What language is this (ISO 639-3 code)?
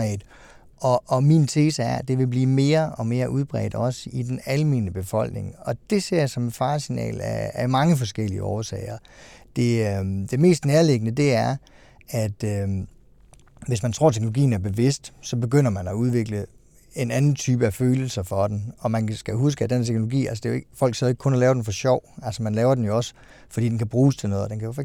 dan